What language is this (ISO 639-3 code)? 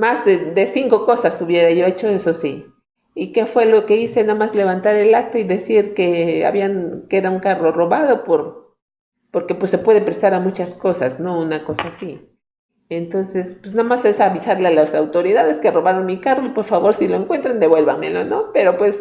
spa